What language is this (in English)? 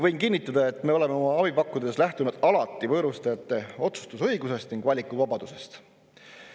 Estonian